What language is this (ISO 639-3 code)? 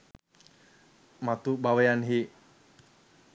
sin